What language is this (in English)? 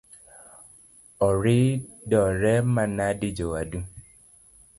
Luo (Kenya and Tanzania)